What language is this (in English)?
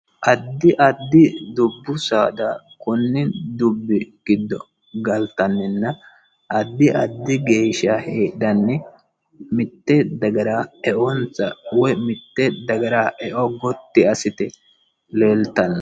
Sidamo